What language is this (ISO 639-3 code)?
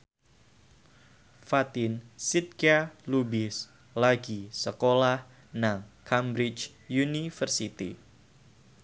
jav